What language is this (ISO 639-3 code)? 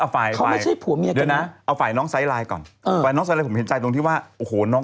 tha